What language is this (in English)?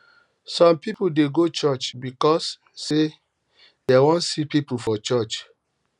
Nigerian Pidgin